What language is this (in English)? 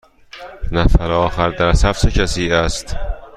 Persian